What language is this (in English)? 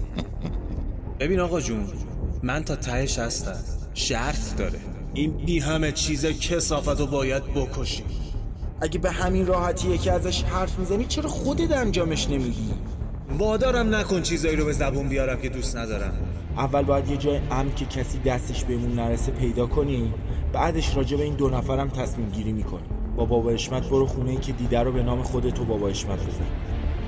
Persian